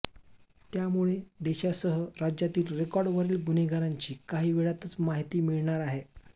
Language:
Marathi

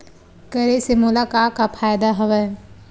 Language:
Chhattisgarhi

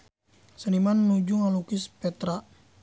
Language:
Sundanese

